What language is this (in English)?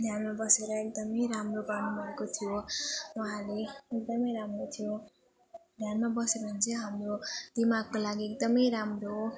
Nepali